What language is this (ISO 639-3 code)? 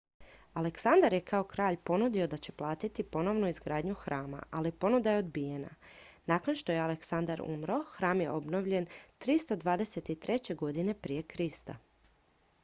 hrv